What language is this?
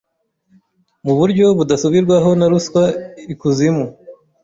Kinyarwanda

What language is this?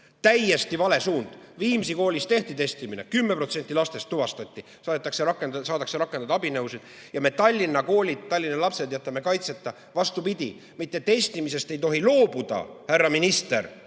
Estonian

